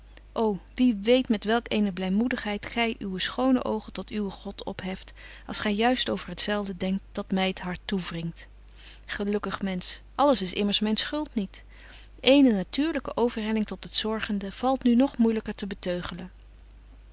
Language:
Dutch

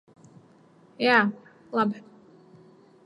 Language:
Latvian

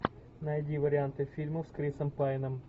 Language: Russian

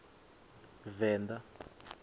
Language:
Venda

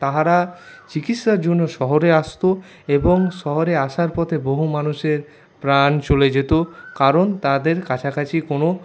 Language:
Bangla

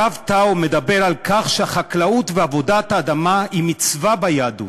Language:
Hebrew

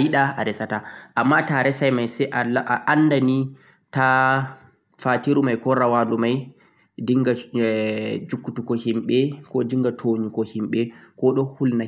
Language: Central-Eastern Niger Fulfulde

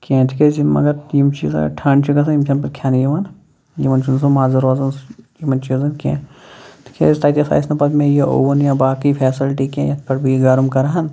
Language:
Kashmiri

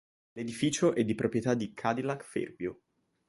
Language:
Italian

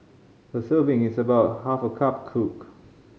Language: English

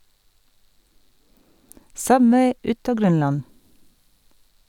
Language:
Norwegian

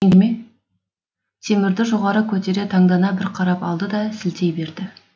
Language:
Kazakh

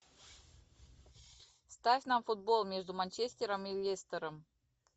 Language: Russian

